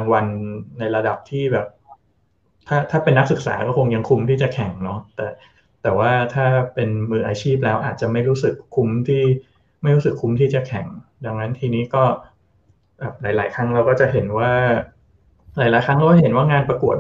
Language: Thai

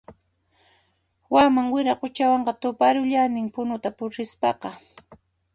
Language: Puno Quechua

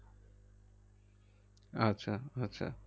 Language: Bangla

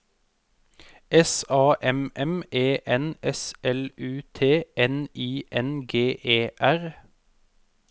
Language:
Norwegian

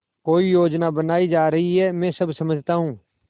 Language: Hindi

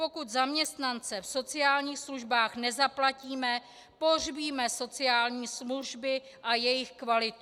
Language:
Czech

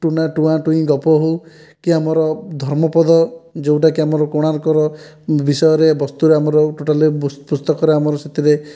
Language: Odia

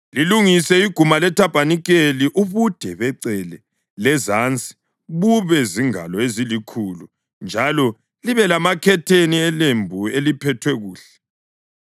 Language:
North Ndebele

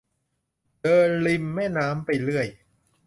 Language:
Thai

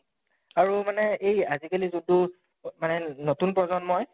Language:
Assamese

